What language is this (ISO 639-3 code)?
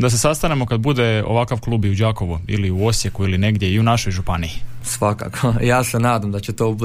hrv